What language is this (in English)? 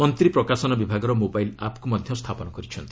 Odia